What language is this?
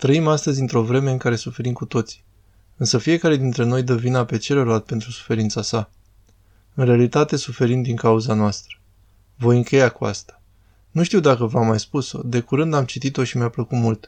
Romanian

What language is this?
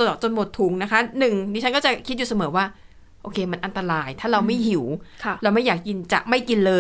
Thai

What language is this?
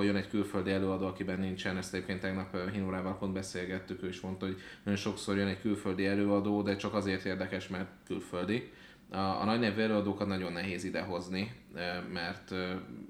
Hungarian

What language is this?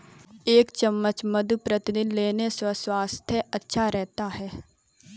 Hindi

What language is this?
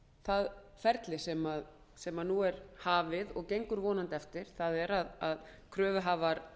Icelandic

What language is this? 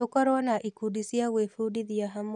Kikuyu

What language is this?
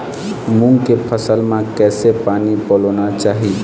Chhattisgarhi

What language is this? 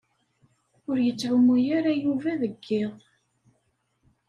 Kabyle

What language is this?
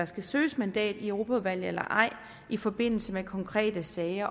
Danish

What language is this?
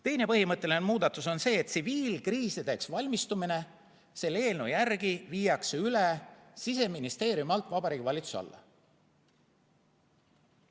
Estonian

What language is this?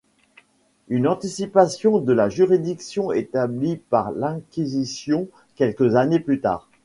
French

